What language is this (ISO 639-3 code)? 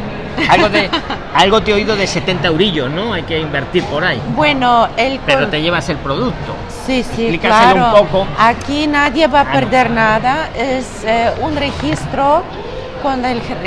spa